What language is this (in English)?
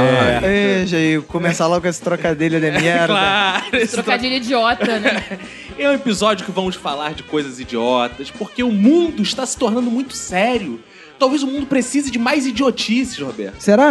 Portuguese